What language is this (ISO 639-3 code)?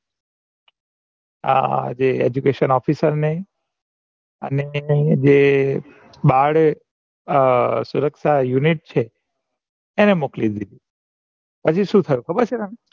guj